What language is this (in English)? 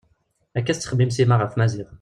Kabyle